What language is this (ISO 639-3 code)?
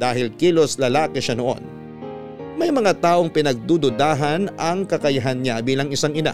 fil